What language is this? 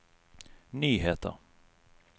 Norwegian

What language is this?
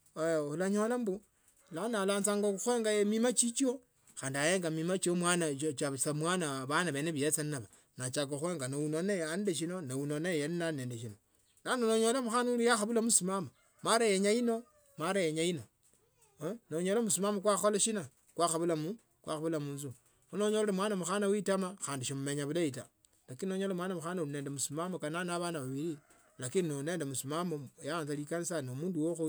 Tsotso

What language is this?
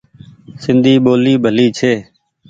Goaria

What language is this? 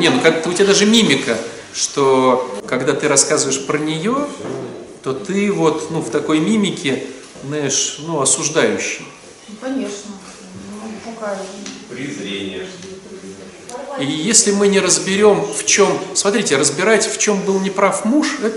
Russian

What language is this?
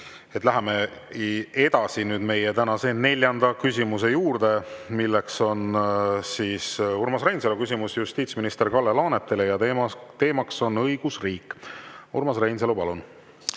Estonian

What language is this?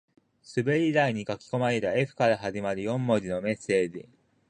Japanese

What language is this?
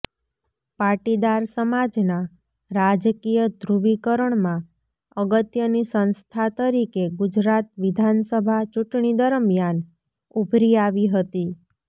Gujarati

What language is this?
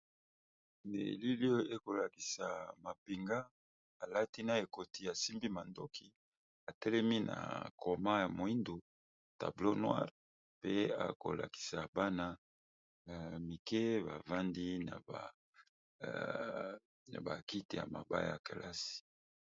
Lingala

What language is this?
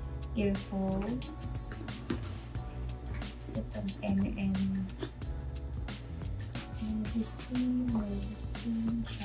Filipino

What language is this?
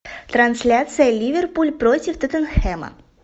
Russian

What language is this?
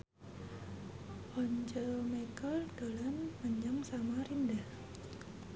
Javanese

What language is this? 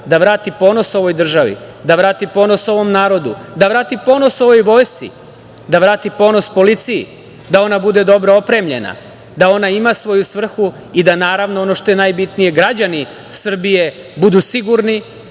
Serbian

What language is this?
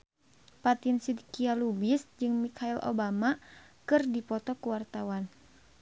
Sundanese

